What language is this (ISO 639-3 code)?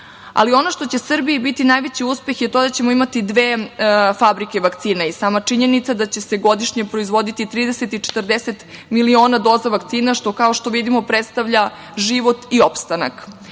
srp